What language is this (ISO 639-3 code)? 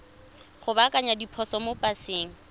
tsn